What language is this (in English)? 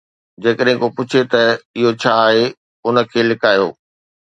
Sindhi